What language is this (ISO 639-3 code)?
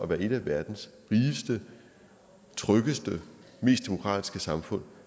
dan